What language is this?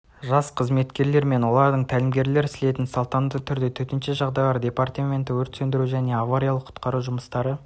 Kazakh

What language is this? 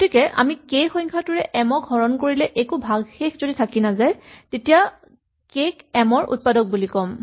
Assamese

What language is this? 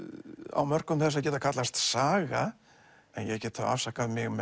Icelandic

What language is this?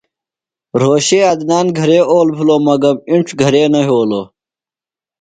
Phalura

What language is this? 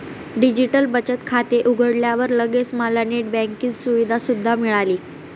Marathi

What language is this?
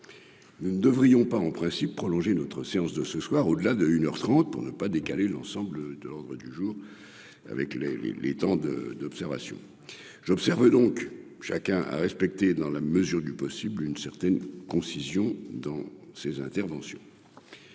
French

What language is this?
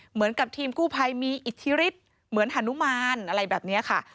Thai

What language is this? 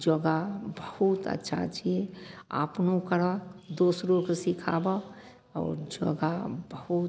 Maithili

